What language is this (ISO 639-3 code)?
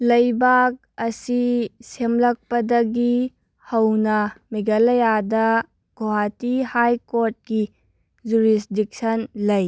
mni